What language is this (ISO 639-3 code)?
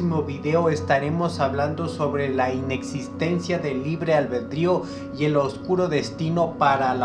spa